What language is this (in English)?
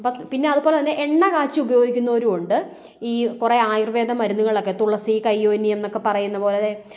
Malayalam